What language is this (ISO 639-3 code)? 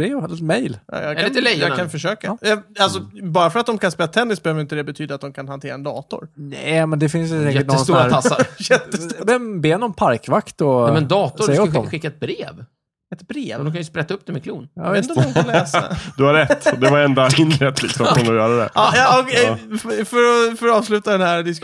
swe